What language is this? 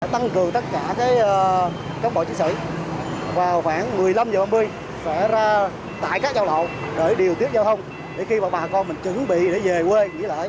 Vietnamese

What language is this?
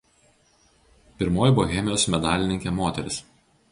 Lithuanian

